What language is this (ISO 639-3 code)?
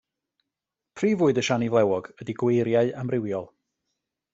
cym